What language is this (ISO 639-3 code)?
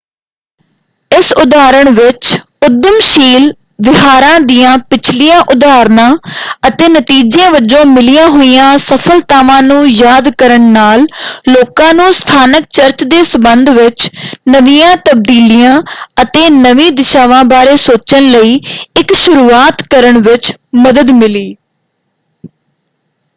pan